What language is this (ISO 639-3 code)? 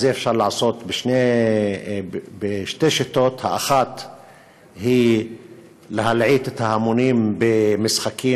heb